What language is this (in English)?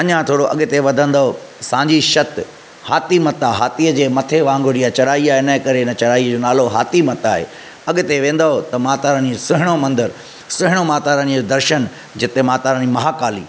Sindhi